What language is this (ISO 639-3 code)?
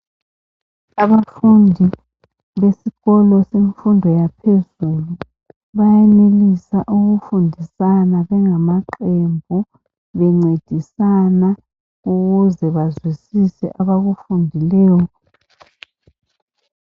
nde